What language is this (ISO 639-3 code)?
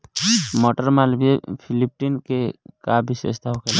bho